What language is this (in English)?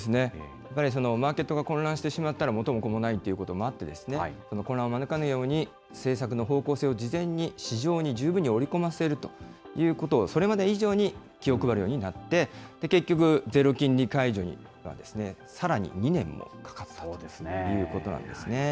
Japanese